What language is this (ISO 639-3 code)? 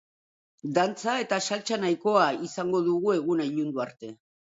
eus